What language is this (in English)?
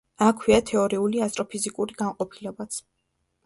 Georgian